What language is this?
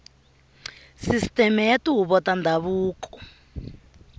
Tsonga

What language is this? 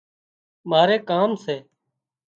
Wadiyara Koli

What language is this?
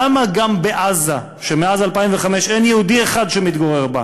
Hebrew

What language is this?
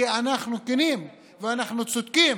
Hebrew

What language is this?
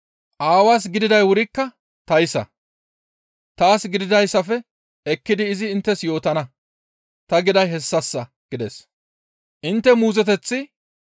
Gamo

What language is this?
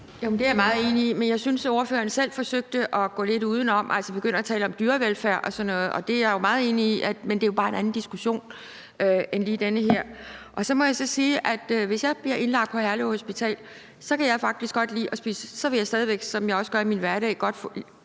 Danish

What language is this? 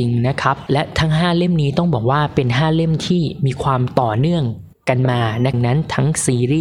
Thai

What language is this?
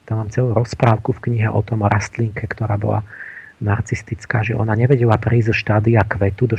Slovak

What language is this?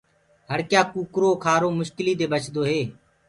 Gurgula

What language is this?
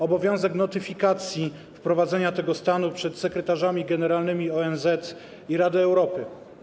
Polish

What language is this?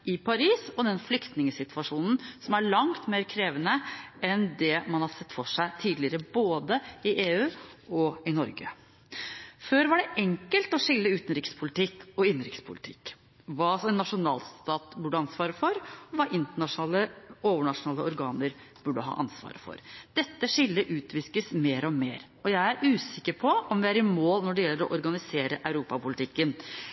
Norwegian Bokmål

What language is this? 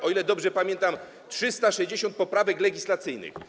Polish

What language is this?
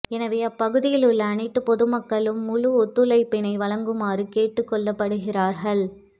Tamil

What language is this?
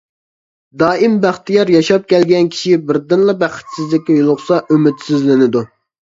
Uyghur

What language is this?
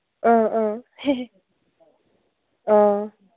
Manipuri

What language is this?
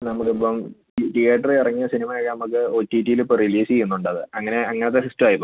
Malayalam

